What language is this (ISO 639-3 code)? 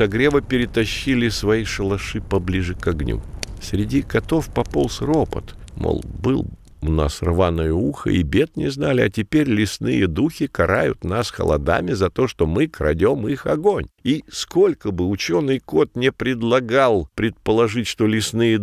rus